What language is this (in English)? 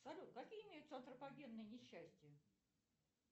Russian